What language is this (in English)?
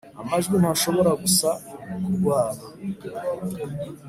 Kinyarwanda